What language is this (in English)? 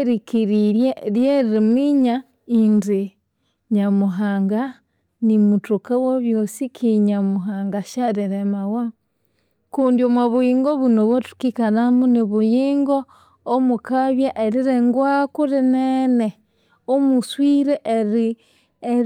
Konzo